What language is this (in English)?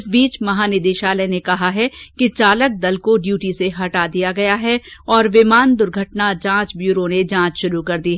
Hindi